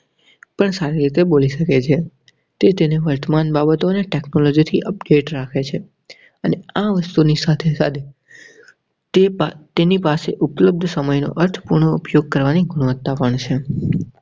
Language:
Gujarati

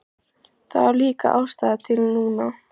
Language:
Icelandic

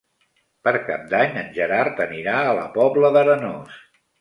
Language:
Catalan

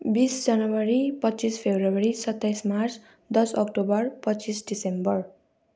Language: Nepali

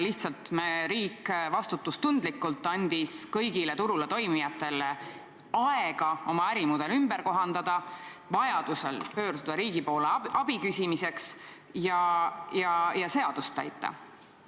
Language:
Estonian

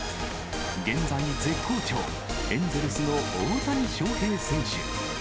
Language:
Japanese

